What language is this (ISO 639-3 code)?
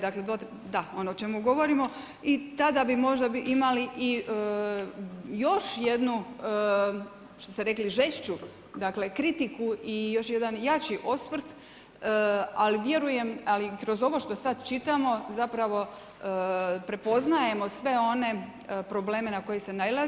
hrv